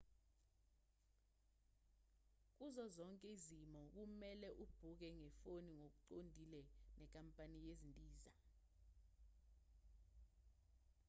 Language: Zulu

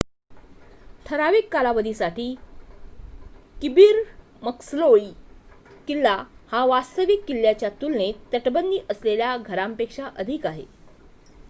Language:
Marathi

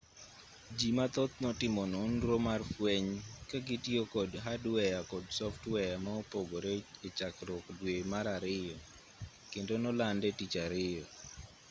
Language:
Luo (Kenya and Tanzania)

